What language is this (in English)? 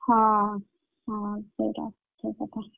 Odia